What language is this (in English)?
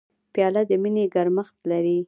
Pashto